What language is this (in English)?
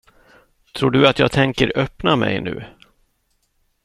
Swedish